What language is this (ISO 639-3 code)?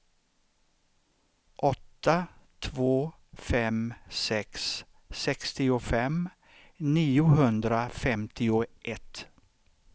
swe